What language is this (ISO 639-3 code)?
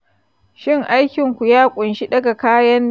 hau